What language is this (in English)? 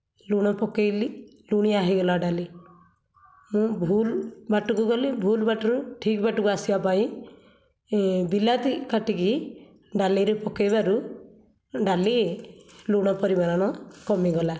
Odia